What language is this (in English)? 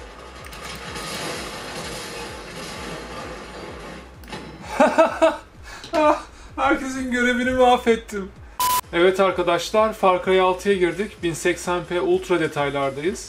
Turkish